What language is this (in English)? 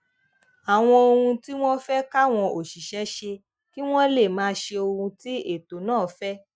Yoruba